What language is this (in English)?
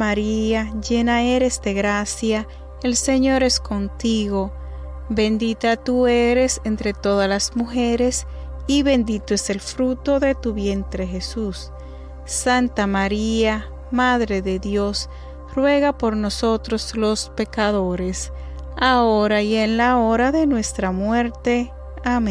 Spanish